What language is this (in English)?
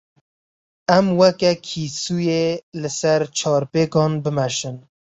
Kurdish